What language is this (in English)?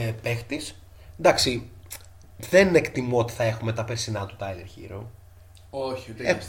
Greek